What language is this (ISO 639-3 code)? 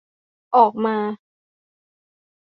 tha